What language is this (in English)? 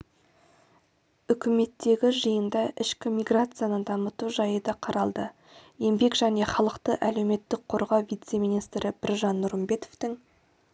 Kazakh